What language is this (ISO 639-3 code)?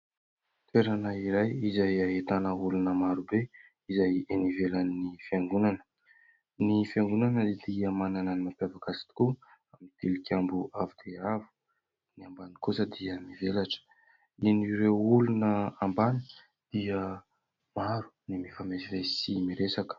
mlg